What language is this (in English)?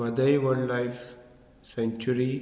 Konkani